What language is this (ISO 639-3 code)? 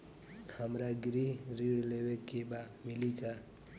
bho